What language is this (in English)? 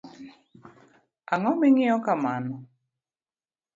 Luo (Kenya and Tanzania)